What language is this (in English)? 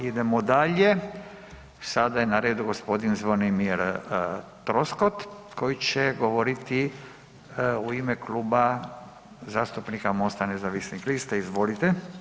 Croatian